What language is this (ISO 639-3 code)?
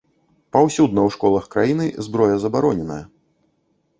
bel